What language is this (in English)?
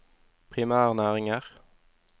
Norwegian